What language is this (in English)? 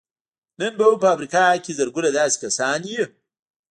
Pashto